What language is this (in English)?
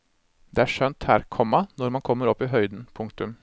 Norwegian